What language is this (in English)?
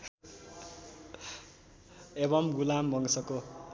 Nepali